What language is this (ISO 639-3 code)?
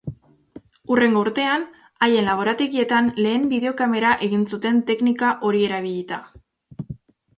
eus